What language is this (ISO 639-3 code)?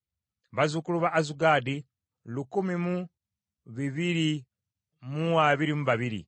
lug